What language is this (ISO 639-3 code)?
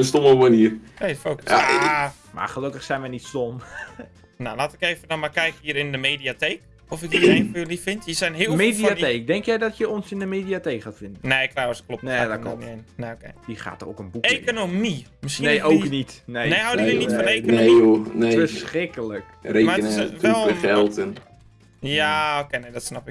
nld